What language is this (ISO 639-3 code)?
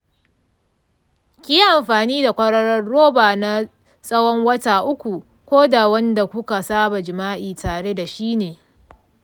hau